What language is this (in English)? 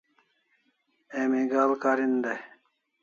Kalasha